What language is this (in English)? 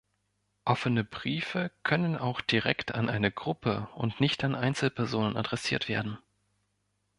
German